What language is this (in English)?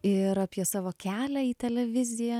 Lithuanian